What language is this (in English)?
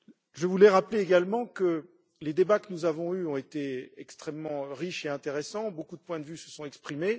French